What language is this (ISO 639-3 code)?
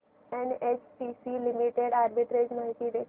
mar